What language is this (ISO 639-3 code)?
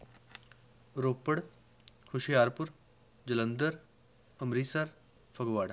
pan